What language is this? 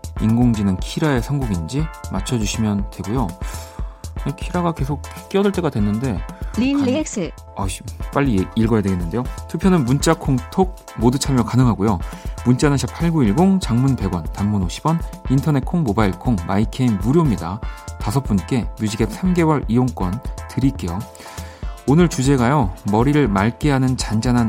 Korean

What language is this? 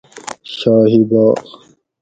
Gawri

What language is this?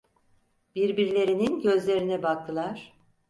Turkish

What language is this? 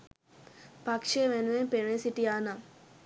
Sinhala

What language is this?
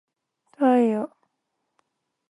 Japanese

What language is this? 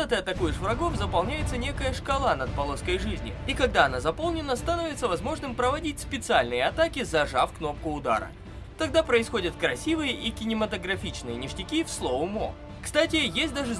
Russian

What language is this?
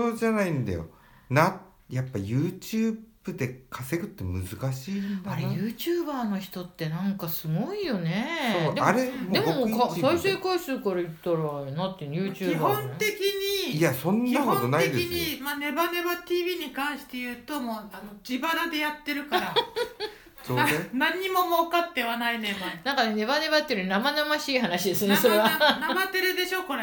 Japanese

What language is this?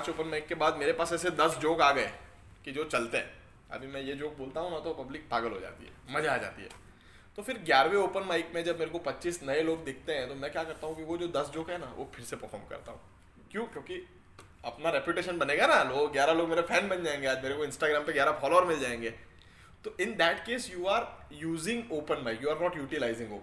Hindi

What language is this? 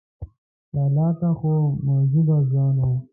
Pashto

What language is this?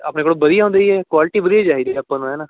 Punjabi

